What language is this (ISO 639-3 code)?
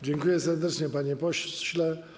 pol